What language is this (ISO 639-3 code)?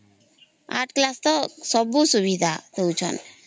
ori